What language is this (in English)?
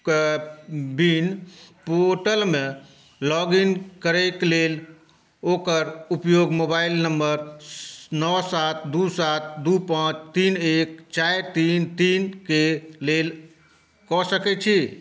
Maithili